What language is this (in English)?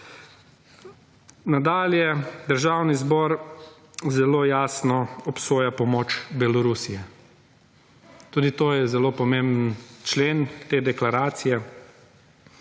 Slovenian